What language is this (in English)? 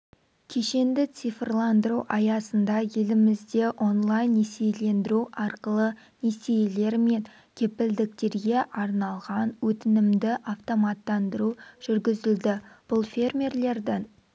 Kazakh